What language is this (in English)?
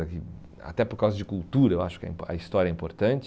Portuguese